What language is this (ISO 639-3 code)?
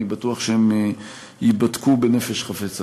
heb